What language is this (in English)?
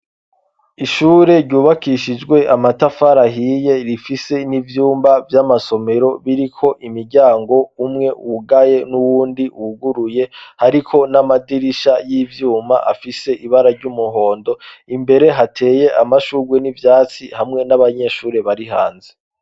Rundi